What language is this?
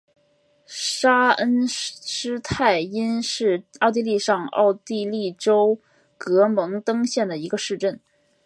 Chinese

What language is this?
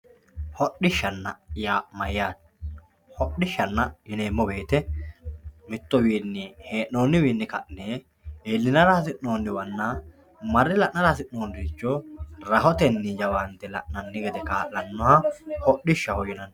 Sidamo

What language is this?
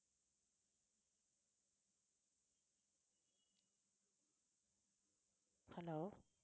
Tamil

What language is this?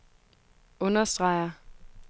Danish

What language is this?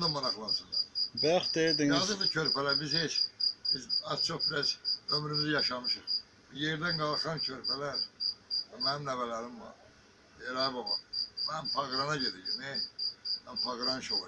Turkish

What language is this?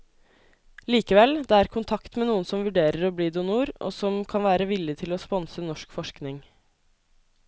Norwegian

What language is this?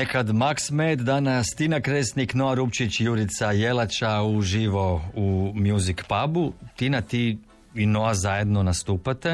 Croatian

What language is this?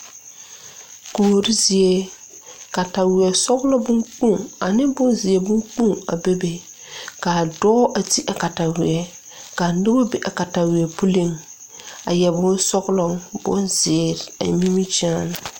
Southern Dagaare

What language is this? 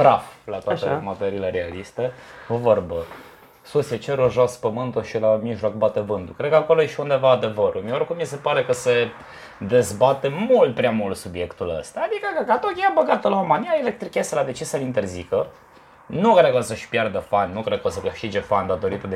Romanian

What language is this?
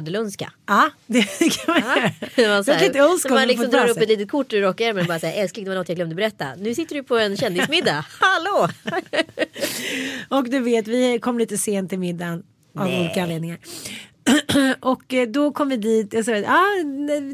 Swedish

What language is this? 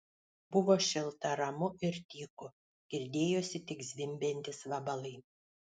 Lithuanian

